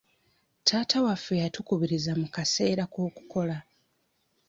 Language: Ganda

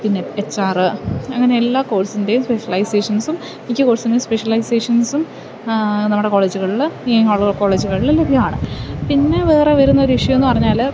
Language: Malayalam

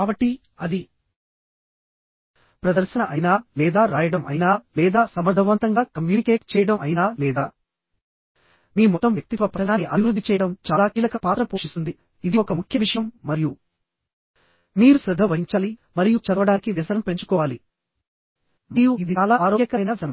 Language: Telugu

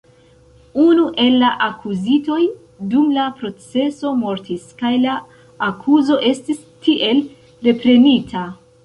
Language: Esperanto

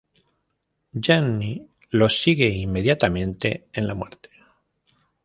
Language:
Spanish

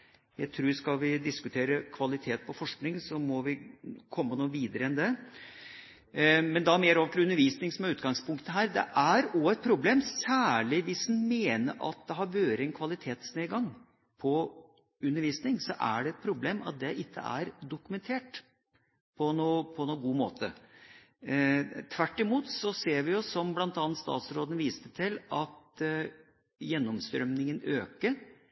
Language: Norwegian Bokmål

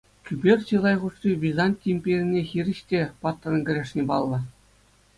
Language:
Chuvash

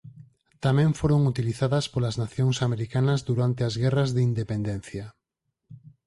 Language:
Galician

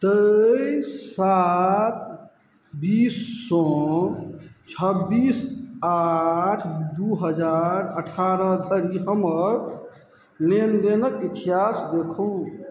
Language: Maithili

